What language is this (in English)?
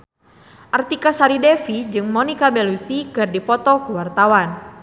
Sundanese